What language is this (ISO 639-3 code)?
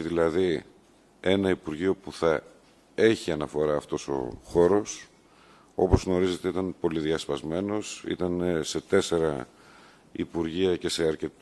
ell